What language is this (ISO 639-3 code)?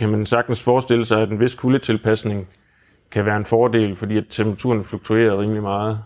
dan